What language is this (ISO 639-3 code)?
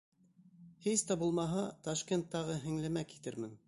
bak